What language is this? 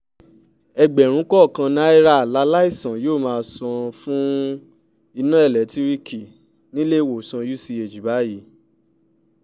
Yoruba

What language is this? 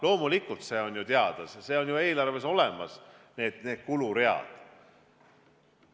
Estonian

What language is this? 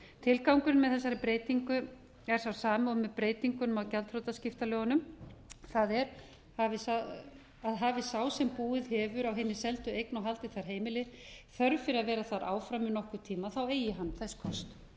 Icelandic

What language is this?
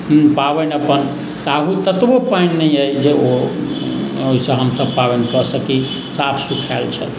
Maithili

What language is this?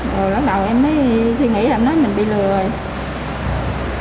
Vietnamese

